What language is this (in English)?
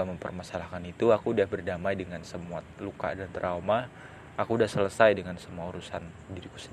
Indonesian